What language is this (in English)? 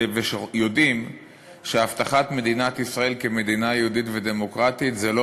Hebrew